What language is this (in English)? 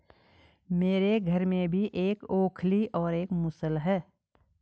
Hindi